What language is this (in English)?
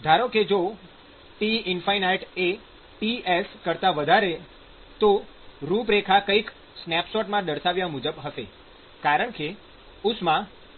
Gujarati